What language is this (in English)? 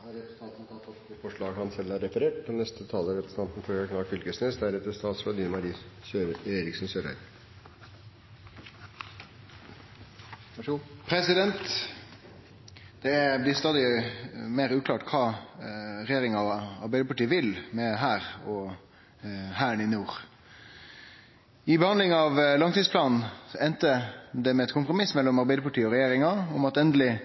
Norwegian